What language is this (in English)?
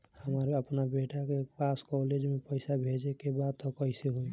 Bhojpuri